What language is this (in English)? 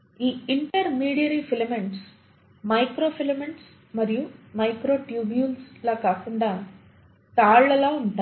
Telugu